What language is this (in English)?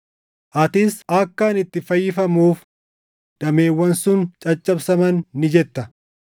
Oromo